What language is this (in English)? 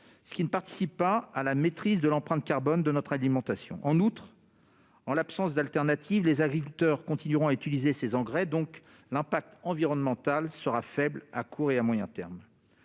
French